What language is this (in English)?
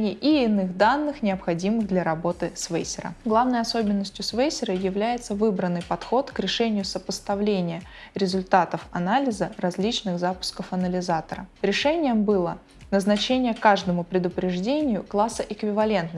Russian